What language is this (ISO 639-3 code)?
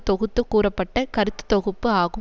tam